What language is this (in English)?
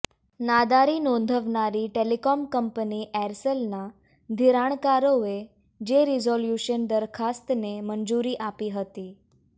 Gujarati